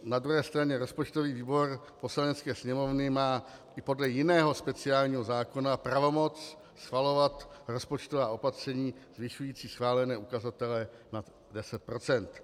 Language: Czech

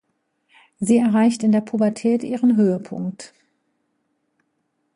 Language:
German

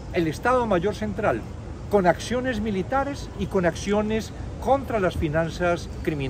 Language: Spanish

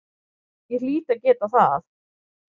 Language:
Icelandic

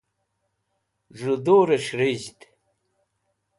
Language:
Wakhi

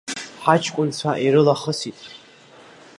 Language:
Abkhazian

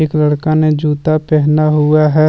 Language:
Hindi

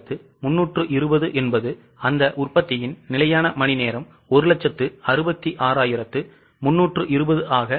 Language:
Tamil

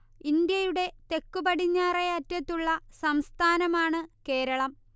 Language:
Malayalam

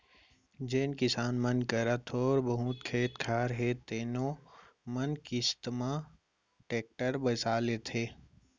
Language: Chhattisgarhi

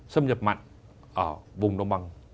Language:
Vietnamese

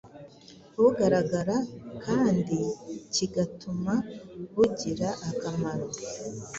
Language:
Kinyarwanda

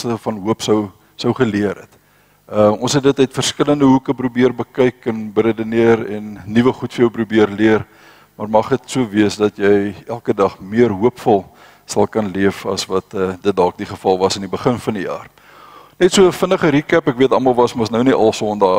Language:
Dutch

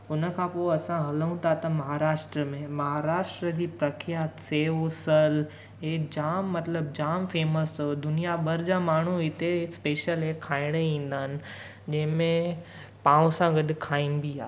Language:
Sindhi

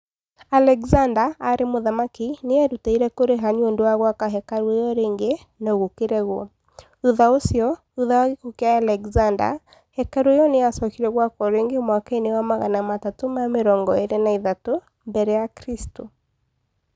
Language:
Kikuyu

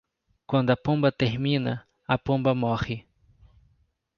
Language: Portuguese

